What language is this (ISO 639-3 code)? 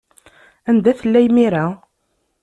kab